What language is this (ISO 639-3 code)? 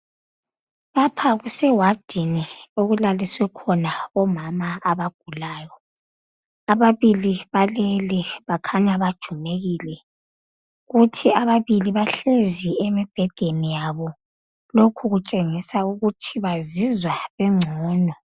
nde